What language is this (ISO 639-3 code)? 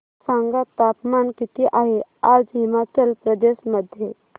mar